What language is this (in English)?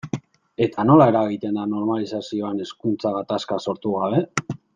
Basque